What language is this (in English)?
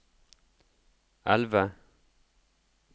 Norwegian